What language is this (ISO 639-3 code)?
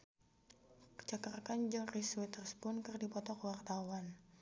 sun